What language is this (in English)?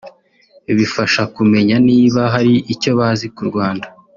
Kinyarwanda